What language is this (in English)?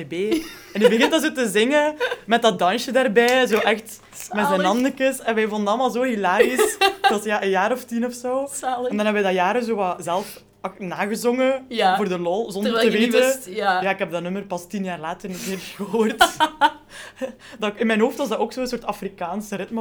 Dutch